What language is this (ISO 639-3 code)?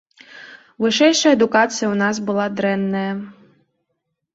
bel